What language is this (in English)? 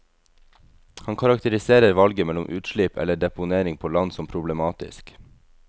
Norwegian